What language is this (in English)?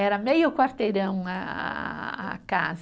Portuguese